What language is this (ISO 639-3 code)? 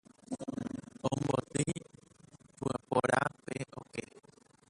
grn